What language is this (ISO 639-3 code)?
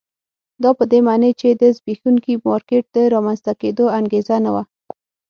pus